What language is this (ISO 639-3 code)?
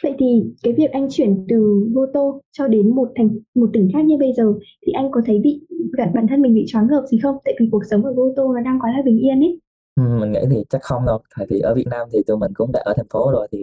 vie